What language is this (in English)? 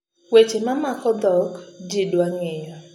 Luo (Kenya and Tanzania)